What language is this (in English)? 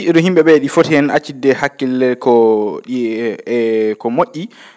Fula